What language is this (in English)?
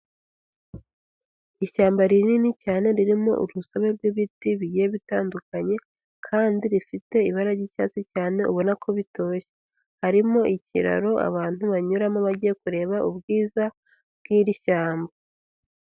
Kinyarwanda